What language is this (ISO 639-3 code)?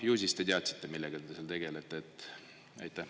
est